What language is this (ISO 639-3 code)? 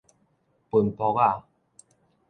nan